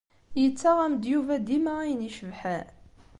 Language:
Kabyle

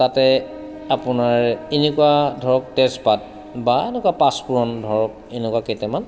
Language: Assamese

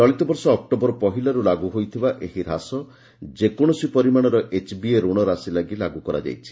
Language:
Odia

